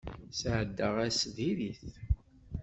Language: Kabyle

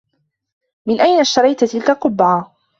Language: Arabic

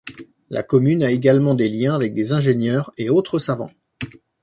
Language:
French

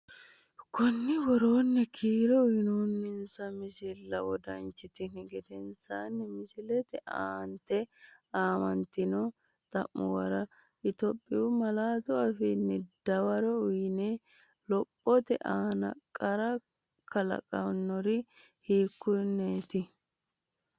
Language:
Sidamo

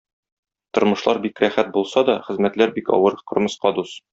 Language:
Tatar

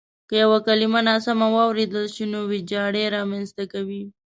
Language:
Pashto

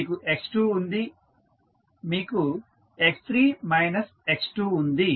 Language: Telugu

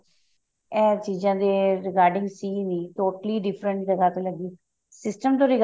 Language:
Punjabi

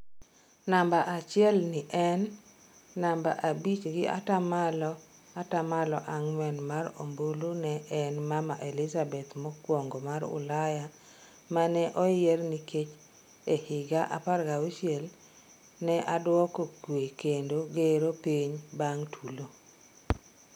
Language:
Luo (Kenya and Tanzania)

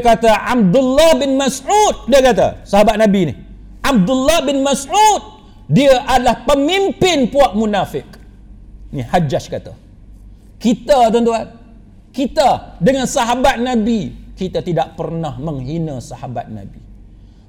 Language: Malay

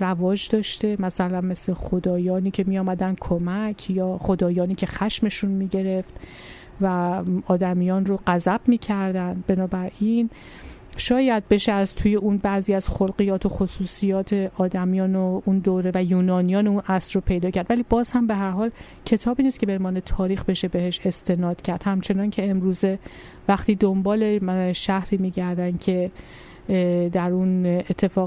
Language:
Persian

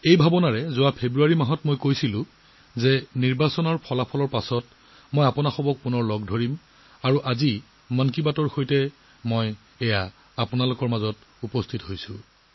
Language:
Assamese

